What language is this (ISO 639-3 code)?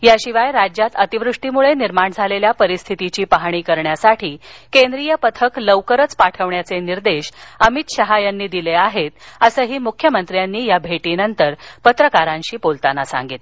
mar